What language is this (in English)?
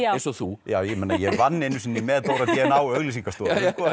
Icelandic